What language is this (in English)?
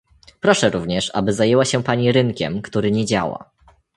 Polish